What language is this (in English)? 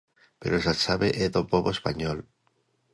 Galician